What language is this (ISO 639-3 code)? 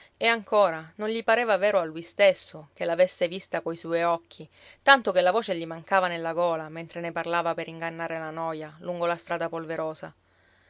ita